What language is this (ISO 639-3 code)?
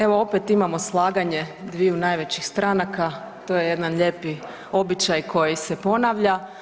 hrv